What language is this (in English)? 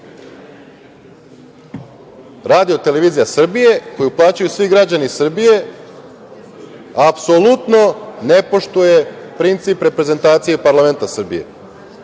Serbian